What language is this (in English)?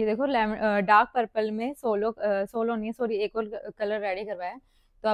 Hindi